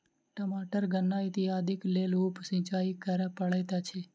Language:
Maithili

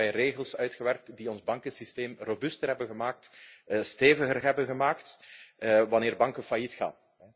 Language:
Dutch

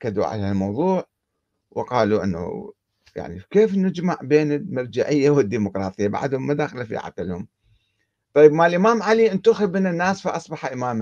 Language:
Arabic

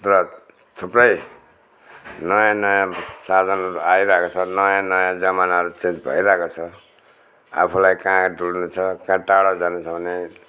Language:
Nepali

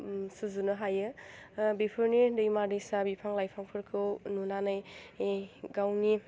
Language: Bodo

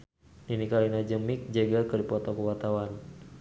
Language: Sundanese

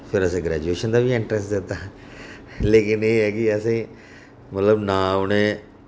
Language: Dogri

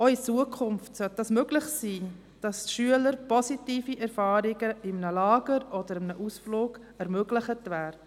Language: Swiss German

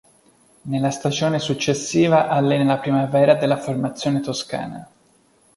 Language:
Italian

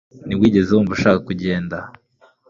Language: Kinyarwanda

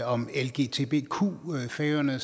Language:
Danish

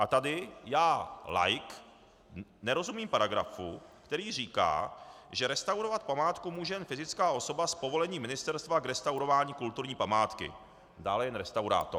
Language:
Czech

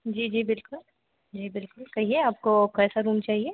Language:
Hindi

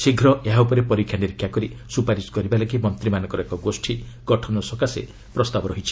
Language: Odia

